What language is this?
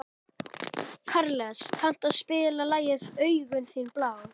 Icelandic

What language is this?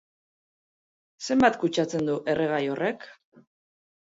Basque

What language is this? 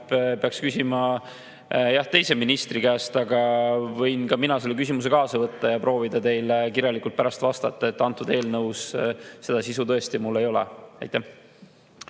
Estonian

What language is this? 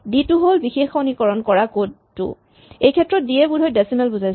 Assamese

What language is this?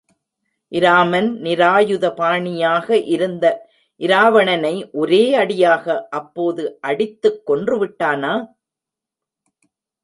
Tamil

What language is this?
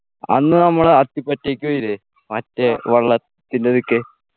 Malayalam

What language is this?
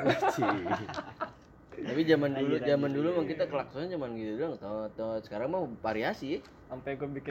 Indonesian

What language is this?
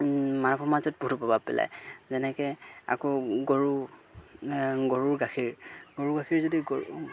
Assamese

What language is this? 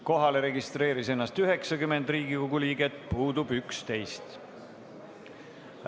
Estonian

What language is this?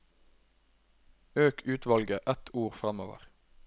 Norwegian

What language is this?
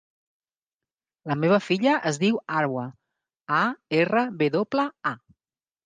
Catalan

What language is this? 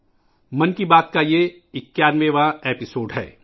Urdu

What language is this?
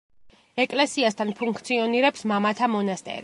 Georgian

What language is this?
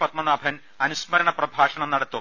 Malayalam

